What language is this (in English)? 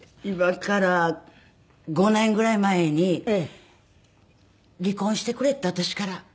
Japanese